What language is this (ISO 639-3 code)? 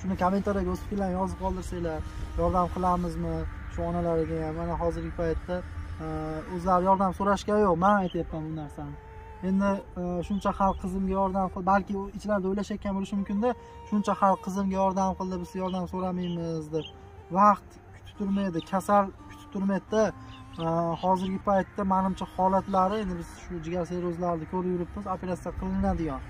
tur